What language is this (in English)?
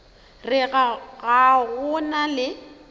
Northern Sotho